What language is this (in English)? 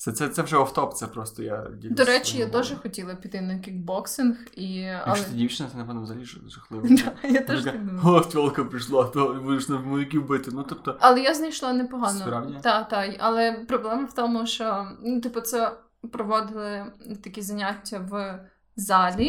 Ukrainian